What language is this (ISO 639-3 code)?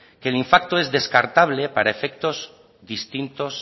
spa